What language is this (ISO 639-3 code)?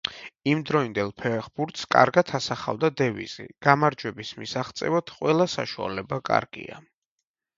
kat